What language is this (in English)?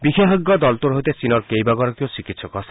Assamese